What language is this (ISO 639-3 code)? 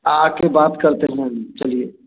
hin